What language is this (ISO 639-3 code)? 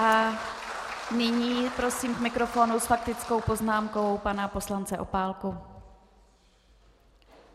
ces